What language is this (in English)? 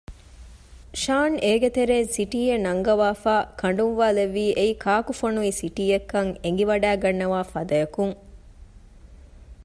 Divehi